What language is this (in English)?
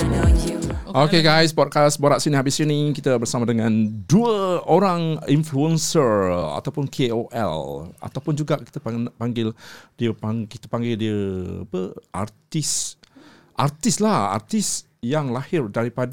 Malay